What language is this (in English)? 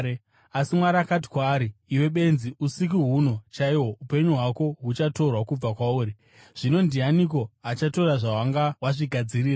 Shona